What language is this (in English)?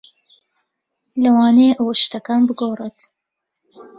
Central Kurdish